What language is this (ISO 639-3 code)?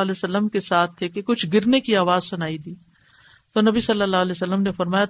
urd